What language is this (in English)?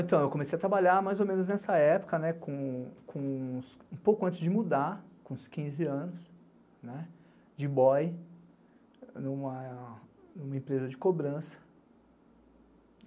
Portuguese